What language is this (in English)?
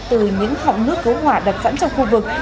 Vietnamese